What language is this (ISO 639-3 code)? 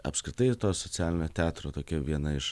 lit